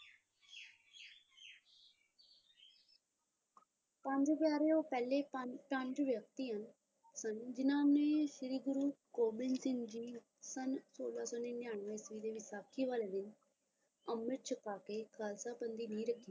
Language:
Punjabi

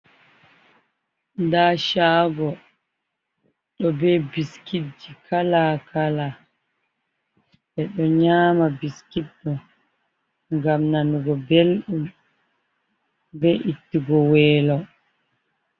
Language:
Fula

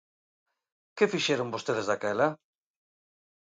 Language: Galician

